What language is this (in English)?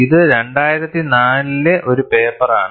Malayalam